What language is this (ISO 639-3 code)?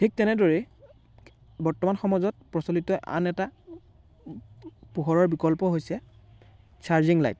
asm